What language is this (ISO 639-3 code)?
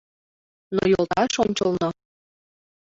chm